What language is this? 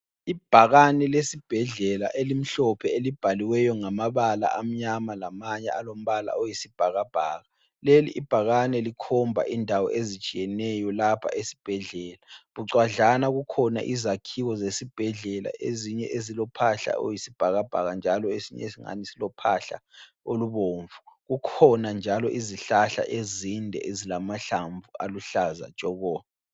North Ndebele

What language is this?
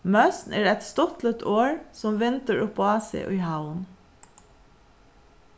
Faroese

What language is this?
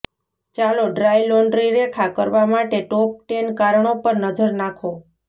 Gujarati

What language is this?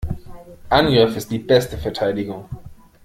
German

